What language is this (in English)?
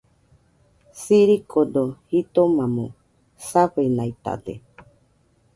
Nüpode Huitoto